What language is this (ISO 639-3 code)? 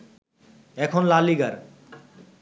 ben